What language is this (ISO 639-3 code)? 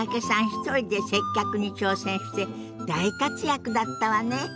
jpn